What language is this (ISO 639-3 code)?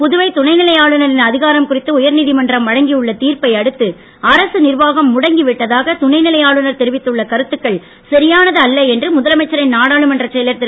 tam